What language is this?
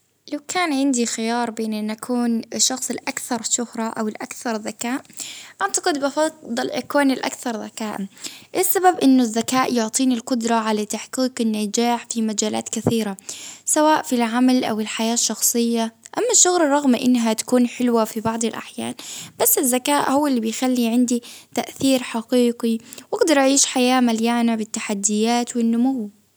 Baharna Arabic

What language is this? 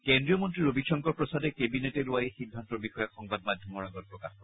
Assamese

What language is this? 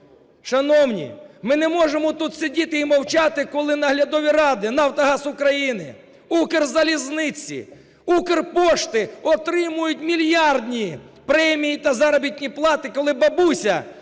Ukrainian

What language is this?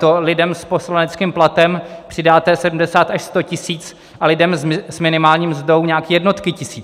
Czech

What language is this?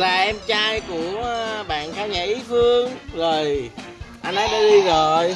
Vietnamese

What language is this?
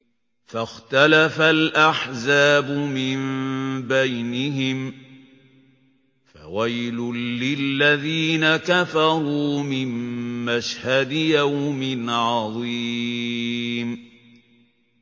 Arabic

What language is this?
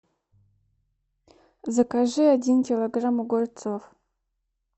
Russian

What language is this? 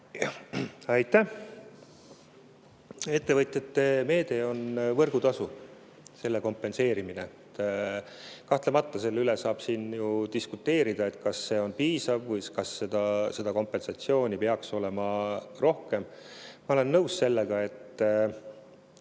Estonian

